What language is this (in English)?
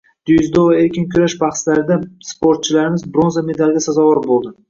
Uzbek